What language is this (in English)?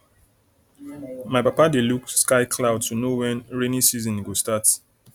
Nigerian Pidgin